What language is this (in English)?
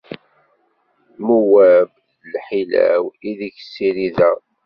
Kabyle